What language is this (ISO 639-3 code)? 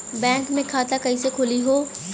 bho